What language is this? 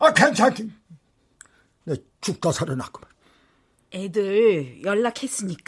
Korean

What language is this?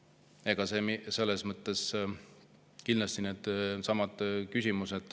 Estonian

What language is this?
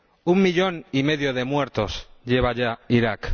Spanish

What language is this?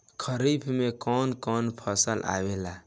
Bhojpuri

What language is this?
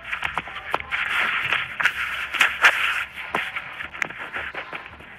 Portuguese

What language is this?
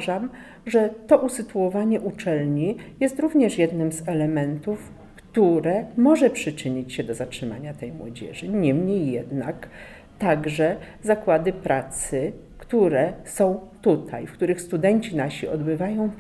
Polish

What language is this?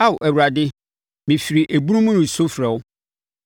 Akan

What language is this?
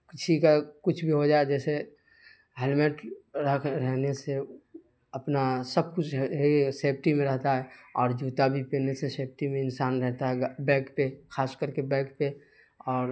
Urdu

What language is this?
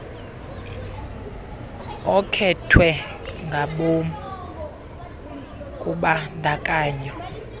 Xhosa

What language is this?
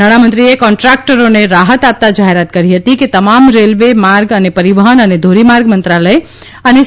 Gujarati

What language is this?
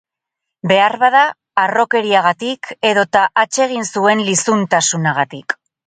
Basque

